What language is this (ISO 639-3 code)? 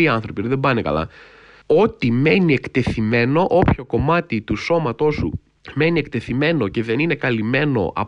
ell